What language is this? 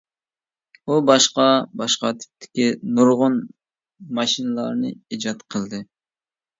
Uyghur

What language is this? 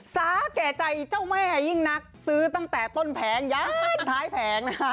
Thai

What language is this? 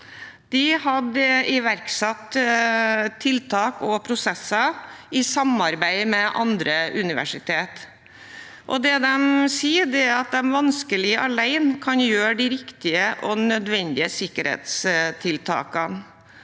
Norwegian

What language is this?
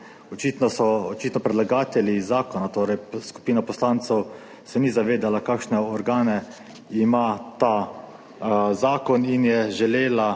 Slovenian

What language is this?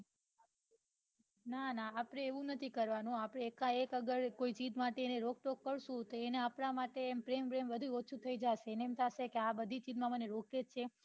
Gujarati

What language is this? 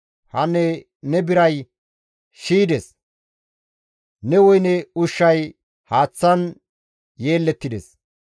Gamo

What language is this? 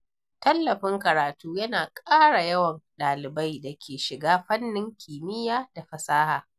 Hausa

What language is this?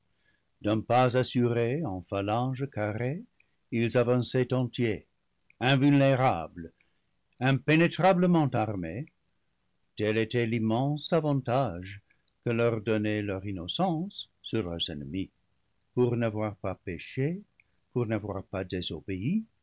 French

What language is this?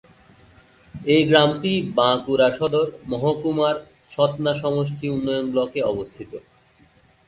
Bangla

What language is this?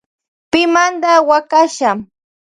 Loja Highland Quichua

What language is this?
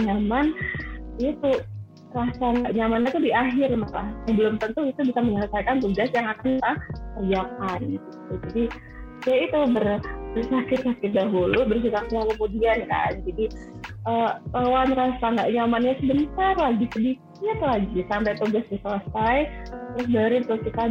Indonesian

